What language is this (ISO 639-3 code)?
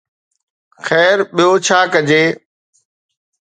snd